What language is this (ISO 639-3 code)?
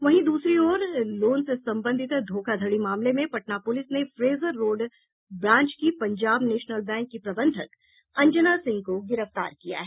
hin